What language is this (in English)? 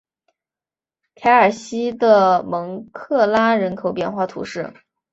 Chinese